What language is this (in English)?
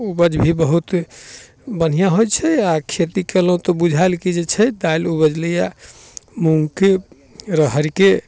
Maithili